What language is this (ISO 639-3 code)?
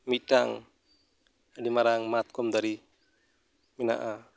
sat